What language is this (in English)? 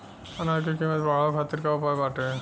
Bhojpuri